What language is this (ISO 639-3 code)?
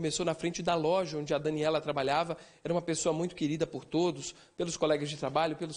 por